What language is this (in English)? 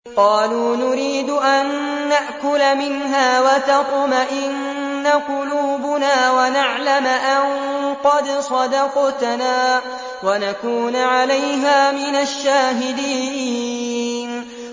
Arabic